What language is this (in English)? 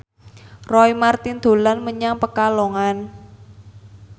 Javanese